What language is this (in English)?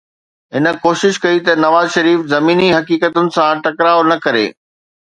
Sindhi